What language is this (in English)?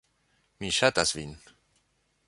Esperanto